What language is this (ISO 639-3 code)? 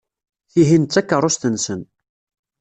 kab